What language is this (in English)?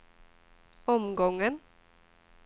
Swedish